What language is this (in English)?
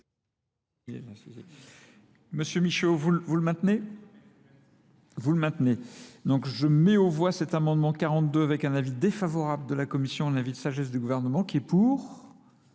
French